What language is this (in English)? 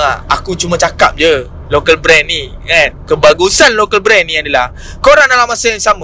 Malay